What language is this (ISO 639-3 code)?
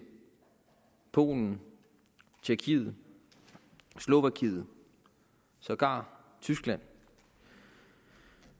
dan